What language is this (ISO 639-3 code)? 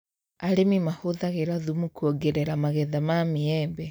kik